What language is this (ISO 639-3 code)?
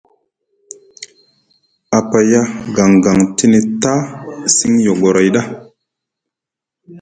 mug